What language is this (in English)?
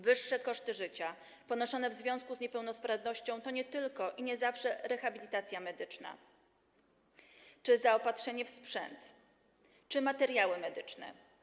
Polish